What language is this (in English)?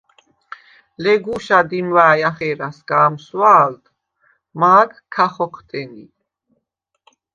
Svan